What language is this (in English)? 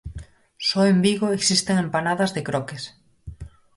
Galician